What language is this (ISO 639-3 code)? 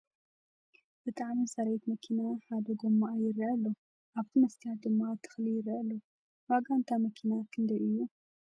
tir